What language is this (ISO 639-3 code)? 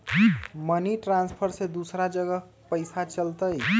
mag